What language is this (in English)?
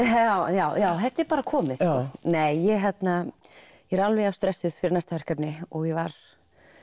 Icelandic